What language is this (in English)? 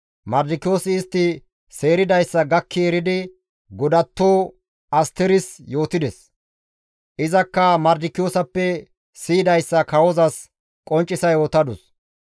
Gamo